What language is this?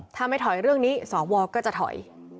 Thai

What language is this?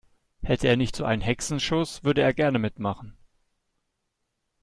German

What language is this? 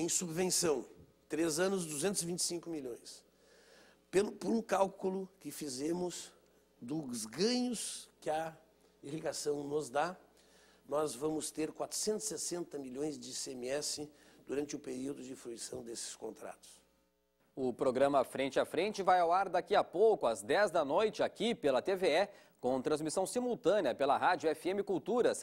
Portuguese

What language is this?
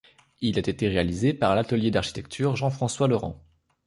French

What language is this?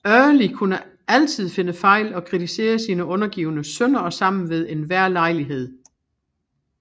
Danish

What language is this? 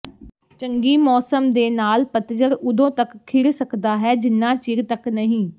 Punjabi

